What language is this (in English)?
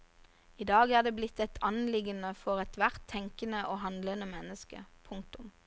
Norwegian